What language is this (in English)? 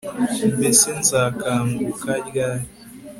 Kinyarwanda